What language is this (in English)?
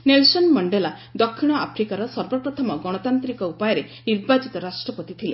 Odia